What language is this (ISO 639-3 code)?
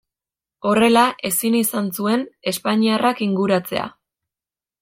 eus